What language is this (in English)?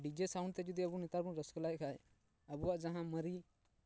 Santali